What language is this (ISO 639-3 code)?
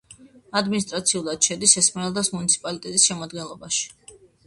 kat